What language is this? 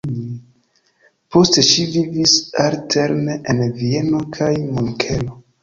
Esperanto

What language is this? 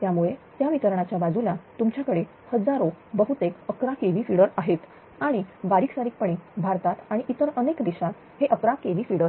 Marathi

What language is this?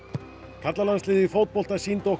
Icelandic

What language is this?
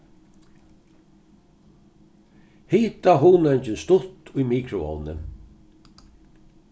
Faroese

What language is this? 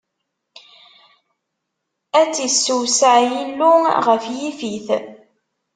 Kabyle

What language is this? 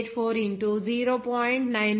Telugu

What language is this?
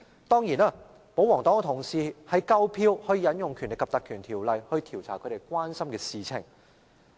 Cantonese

